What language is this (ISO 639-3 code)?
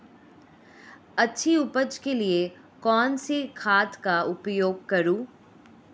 hin